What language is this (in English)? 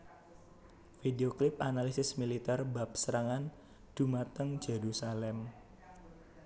Javanese